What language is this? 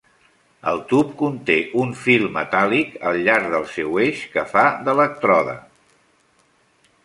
Catalan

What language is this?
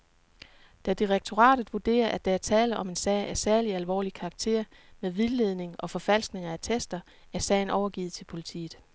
Danish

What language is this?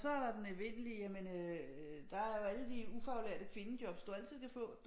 Danish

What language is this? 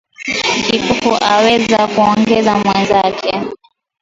Swahili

